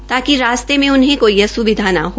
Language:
Hindi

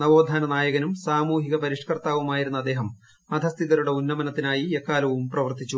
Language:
Malayalam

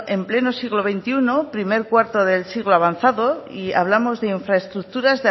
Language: Spanish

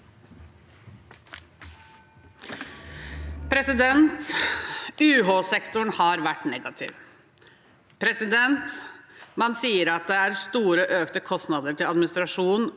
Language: Norwegian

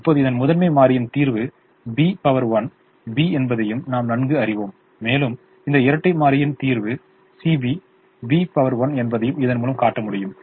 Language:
Tamil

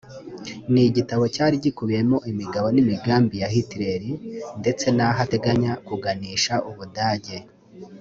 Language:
Kinyarwanda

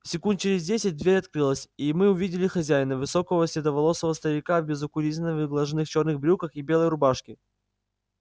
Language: Russian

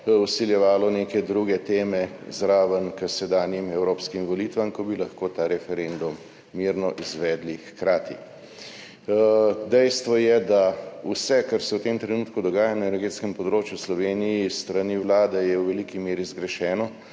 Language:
Slovenian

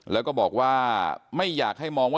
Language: Thai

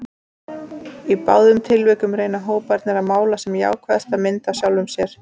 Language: Icelandic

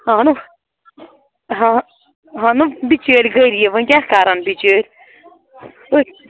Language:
Kashmiri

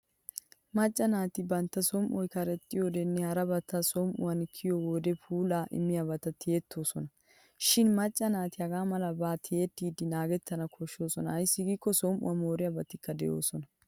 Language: Wolaytta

